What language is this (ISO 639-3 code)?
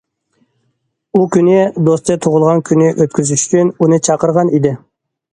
uig